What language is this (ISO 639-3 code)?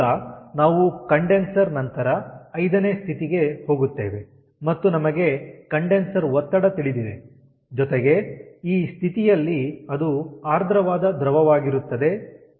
kan